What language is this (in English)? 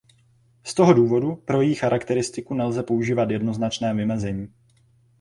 Czech